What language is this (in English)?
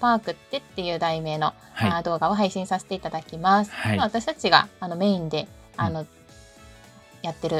Japanese